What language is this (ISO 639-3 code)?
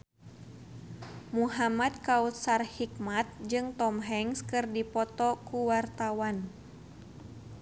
sun